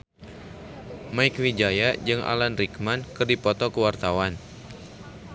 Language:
Sundanese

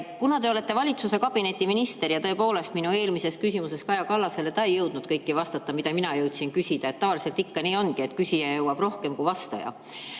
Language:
Estonian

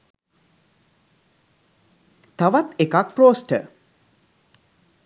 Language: Sinhala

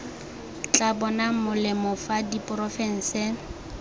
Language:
Tswana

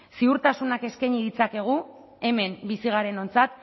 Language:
Basque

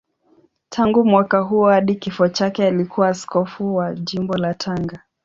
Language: Swahili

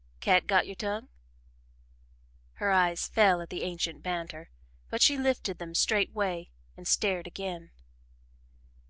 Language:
English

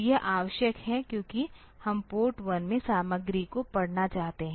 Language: Hindi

